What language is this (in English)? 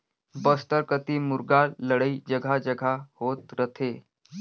Chhattisgarhi